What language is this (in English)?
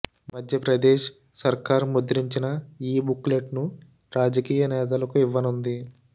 Telugu